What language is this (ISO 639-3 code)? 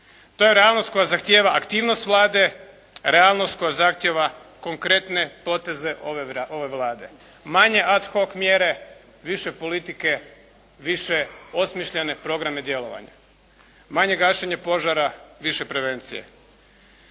hrv